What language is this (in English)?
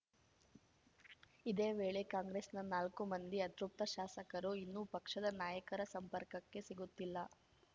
Kannada